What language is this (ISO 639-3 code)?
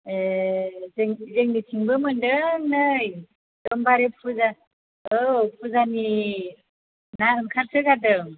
brx